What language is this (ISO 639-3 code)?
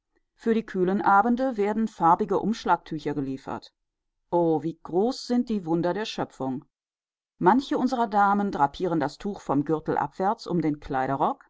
deu